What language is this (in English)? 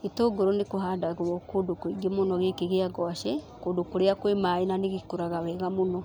Kikuyu